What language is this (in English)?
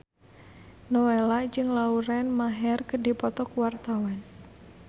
Sundanese